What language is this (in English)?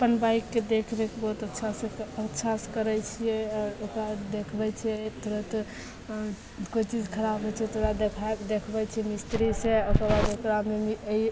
Maithili